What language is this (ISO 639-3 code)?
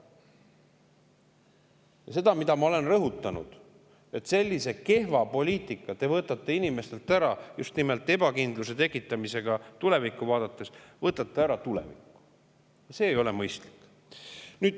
est